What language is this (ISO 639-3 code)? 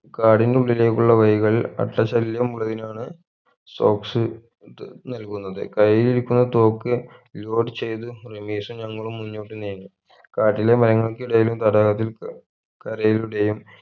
mal